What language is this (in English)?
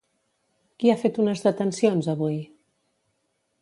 Catalan